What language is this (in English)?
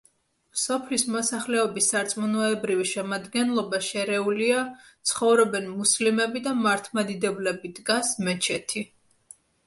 Georgian